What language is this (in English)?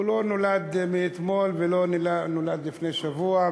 Hebrew